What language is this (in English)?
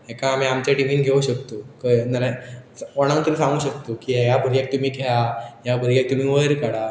Konkani